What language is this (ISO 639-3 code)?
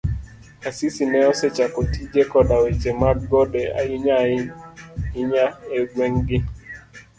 luo